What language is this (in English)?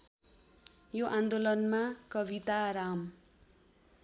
Nepali